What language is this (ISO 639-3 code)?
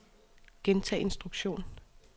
dan